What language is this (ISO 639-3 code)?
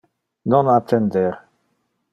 ina